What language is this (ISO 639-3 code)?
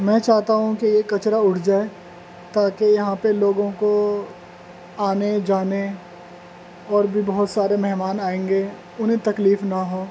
urd